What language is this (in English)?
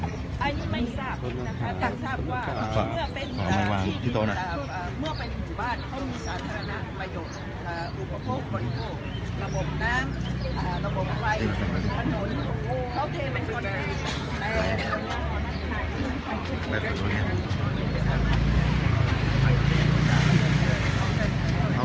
Thai